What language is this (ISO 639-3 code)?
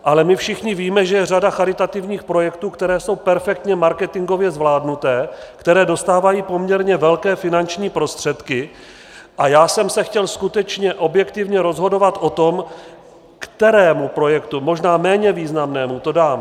ces